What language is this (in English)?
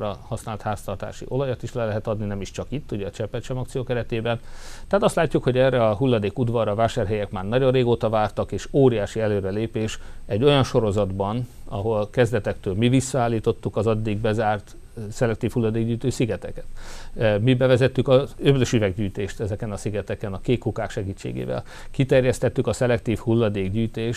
Hungarian